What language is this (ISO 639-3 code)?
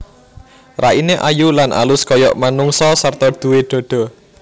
jav